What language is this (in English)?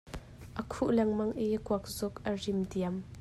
Hakha Chin